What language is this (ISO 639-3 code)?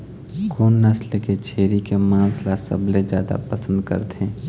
hne